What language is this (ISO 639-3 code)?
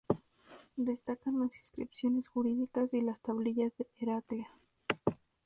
spa